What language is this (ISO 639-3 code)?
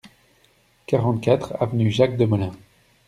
fra